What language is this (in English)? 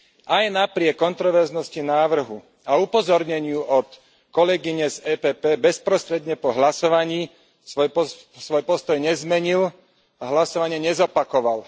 Slovak